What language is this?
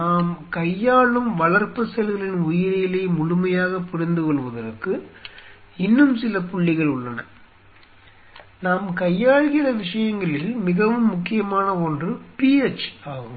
Tamil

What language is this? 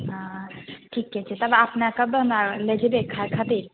Maithili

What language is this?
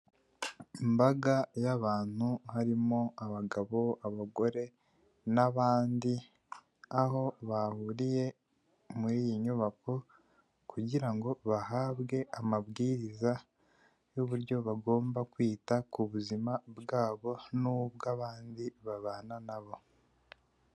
Kinyarwanda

